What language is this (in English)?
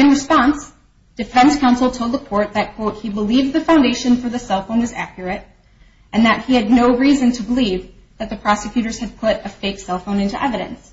English